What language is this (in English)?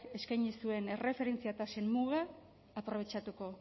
Basque